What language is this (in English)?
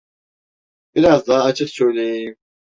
Turkish